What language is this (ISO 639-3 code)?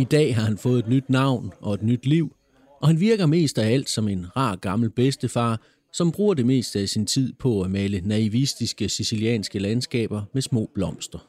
dan